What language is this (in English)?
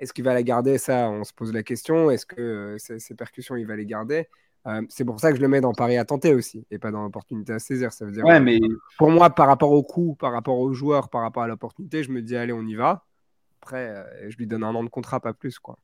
French